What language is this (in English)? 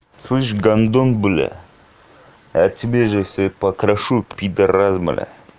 Russian